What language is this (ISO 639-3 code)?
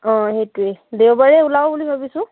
asm